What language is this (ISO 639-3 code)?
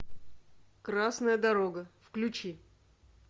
rus